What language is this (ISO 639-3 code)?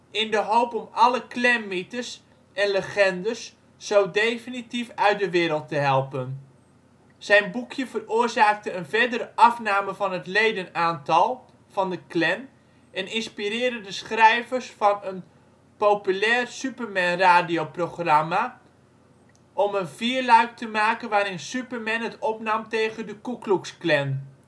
nld